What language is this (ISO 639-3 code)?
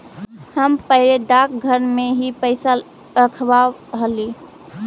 mag